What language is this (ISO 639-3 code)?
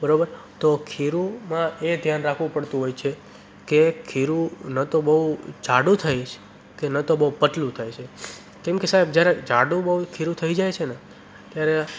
guj